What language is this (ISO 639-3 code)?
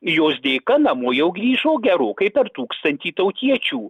lit